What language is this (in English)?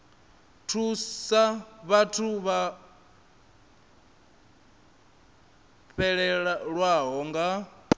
Venda